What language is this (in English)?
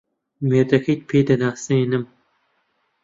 Central Kurdish